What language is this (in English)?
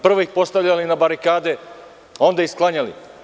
Serbian